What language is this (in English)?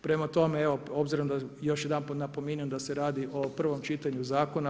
Croatian